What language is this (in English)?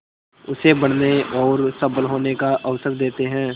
Hindi